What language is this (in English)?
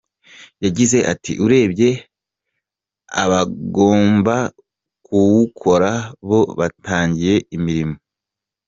Kinyarwanda